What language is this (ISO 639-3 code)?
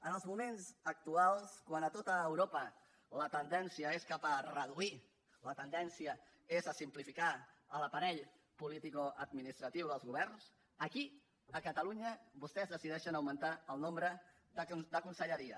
cat